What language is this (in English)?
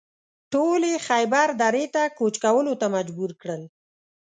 Pashto